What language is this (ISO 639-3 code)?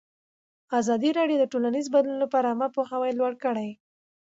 pus